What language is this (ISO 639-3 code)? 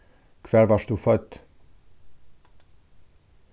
fao